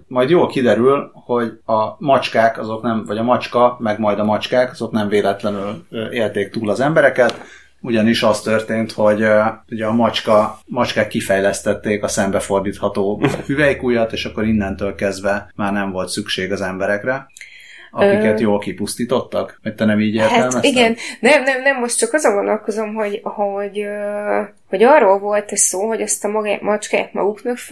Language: Hungarian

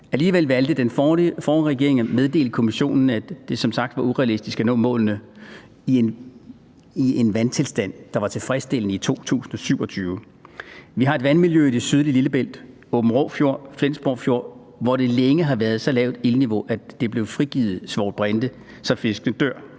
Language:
Danish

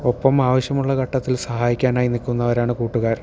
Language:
Malayalam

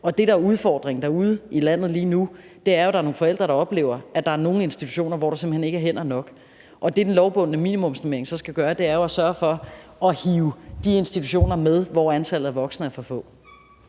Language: Danish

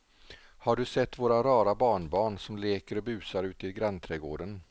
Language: Swedish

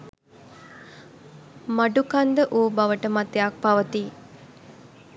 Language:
Sinhala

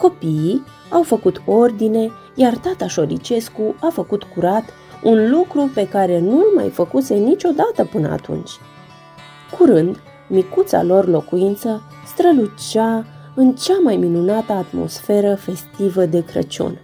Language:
Romanian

